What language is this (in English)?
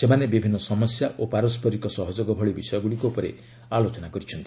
Odia